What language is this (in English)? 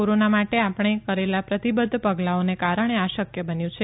Gujarati